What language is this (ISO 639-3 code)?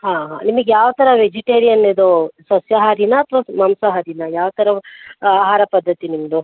kan